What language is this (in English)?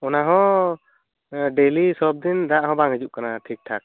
Santali